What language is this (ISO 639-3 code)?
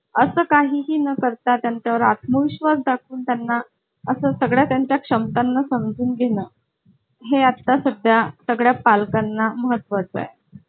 mar